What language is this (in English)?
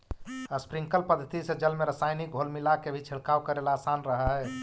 Magahi